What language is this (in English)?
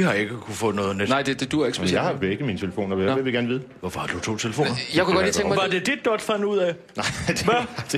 Danish